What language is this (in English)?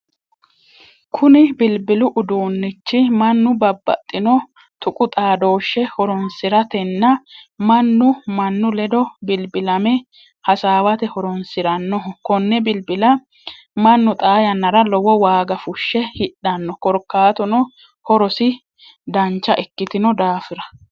Sidamo